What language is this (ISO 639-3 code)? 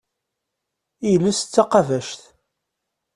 kab